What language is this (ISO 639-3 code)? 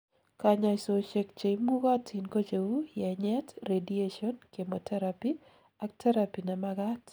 kln